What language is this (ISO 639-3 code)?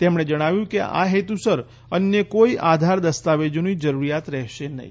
guj